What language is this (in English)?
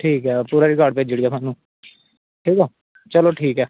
Dogri